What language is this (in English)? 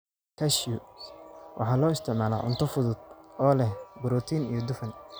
Somali